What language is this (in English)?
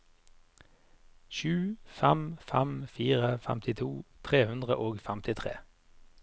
Norwegian